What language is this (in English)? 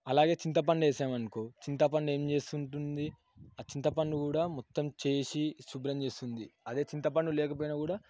Telugu